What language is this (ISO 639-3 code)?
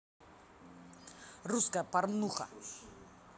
rus